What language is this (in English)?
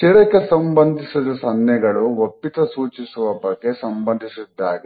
Kannada